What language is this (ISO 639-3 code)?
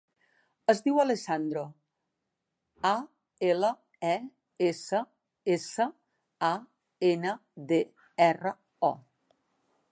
cat